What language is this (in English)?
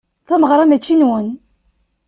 Kabyle